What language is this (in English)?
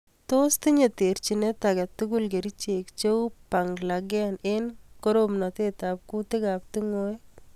Kalenjin